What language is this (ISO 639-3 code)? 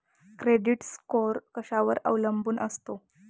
mar